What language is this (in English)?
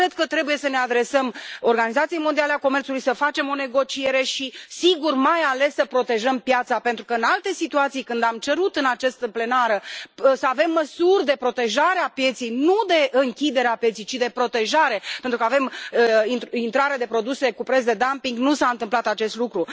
Romanian